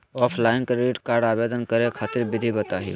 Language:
Magahi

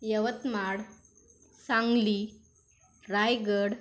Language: Marathi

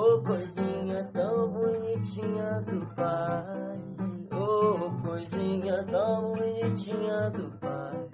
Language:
Romanian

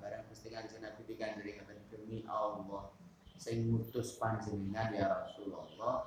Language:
Indonesian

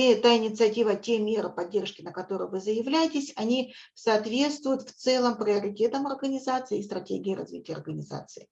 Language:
Russian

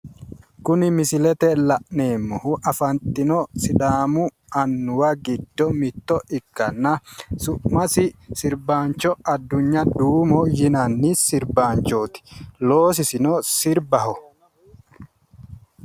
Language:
Sidamo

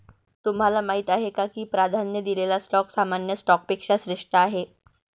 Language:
Marathi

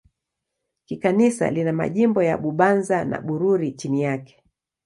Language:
Swahili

